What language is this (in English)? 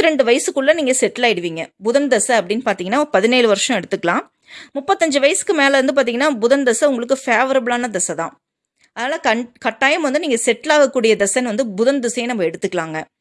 Tamil